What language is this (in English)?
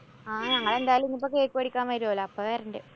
Malayalam